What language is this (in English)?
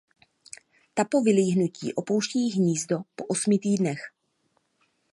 Czech